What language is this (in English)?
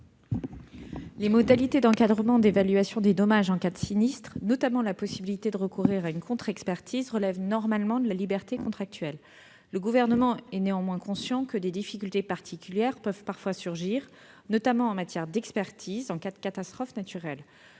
French